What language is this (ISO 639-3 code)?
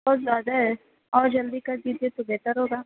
urd